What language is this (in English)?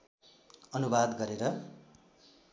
Nepali